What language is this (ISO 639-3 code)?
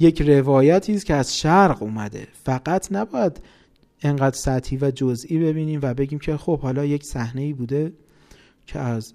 fas